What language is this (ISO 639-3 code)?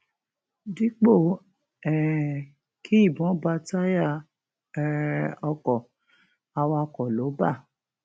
yor